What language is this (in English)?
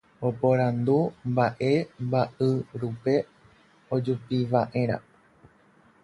Guarani